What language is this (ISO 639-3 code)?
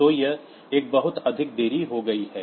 hin